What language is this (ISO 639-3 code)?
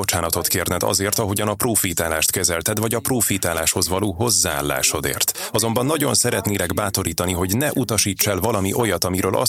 hun